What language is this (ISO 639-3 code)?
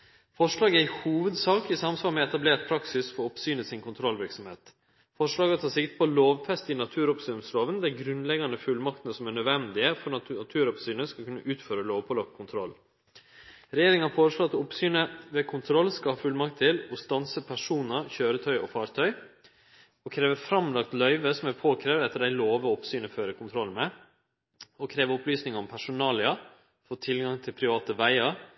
nno